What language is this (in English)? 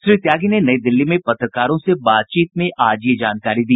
Hindi